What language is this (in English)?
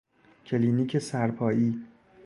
Persian